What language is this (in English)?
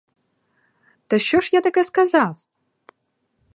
Ukrainian